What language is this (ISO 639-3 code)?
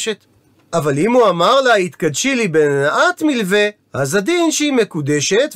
heb